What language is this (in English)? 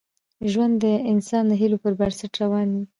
Pashto